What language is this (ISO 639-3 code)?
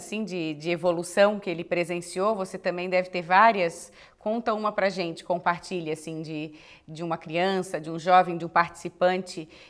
por